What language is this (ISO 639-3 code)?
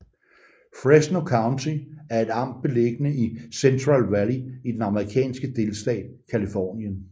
dan